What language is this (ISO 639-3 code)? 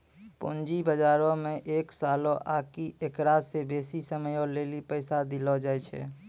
mai